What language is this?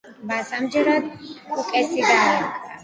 Georgian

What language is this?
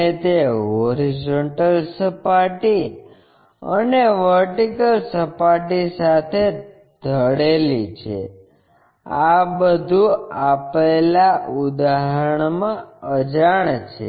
Gujarati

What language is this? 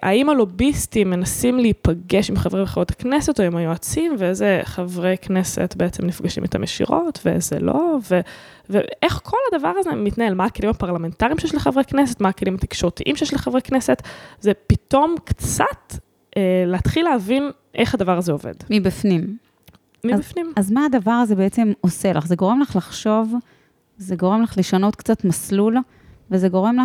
Hebrew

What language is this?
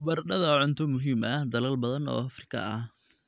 Somali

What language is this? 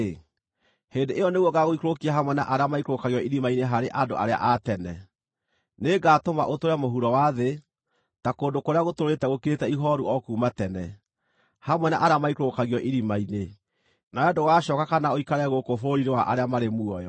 Kikuyu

